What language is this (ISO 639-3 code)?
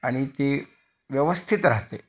mar